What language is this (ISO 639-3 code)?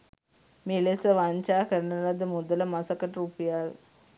sin